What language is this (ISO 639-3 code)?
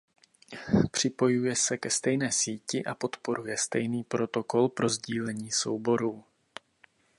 ces